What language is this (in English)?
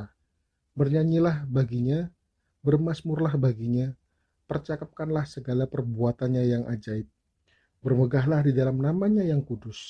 Indonesian